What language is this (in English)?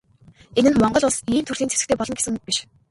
Mongolian